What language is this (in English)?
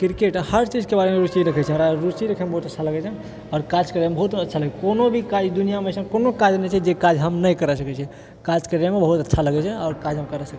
Maithili